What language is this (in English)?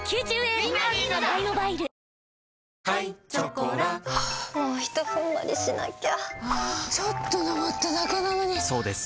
Japanese